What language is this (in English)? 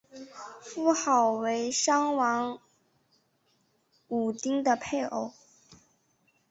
Chinese